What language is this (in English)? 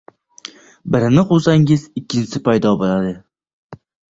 Uzbek